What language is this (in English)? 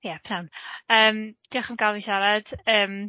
Welsh